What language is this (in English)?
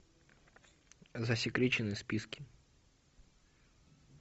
Russian